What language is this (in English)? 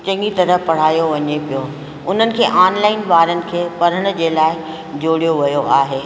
Sindhi